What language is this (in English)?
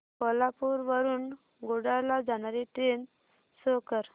Marathi